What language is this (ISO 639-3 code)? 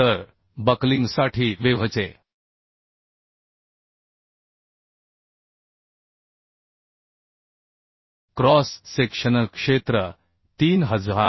mar